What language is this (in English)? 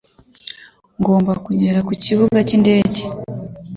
Kinyarwanda